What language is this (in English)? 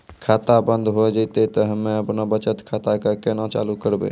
Maithili